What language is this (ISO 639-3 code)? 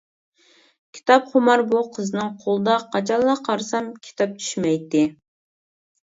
uig